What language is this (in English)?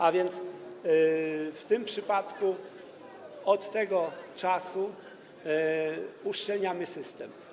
Polish